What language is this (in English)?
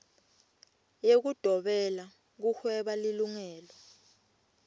Swati